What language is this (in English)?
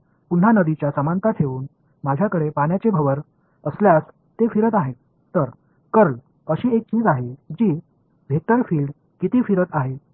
Tamil